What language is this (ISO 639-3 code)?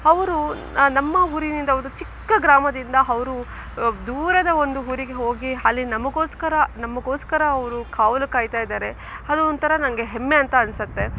kan